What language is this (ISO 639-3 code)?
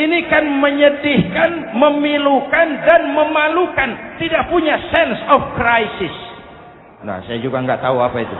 ind